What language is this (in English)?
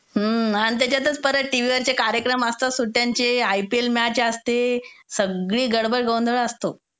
Marathi